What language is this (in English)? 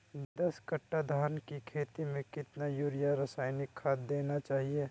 Magahi